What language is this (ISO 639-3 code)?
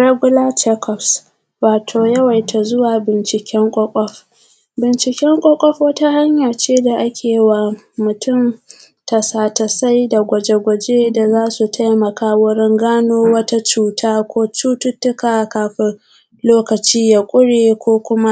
hau